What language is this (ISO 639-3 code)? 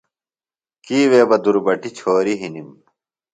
phl